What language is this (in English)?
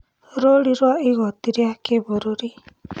Kikuyu